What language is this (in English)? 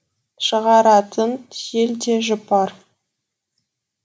Kazakh